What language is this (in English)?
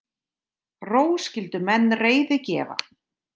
Icelandic